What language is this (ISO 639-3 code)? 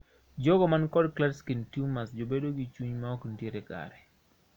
luo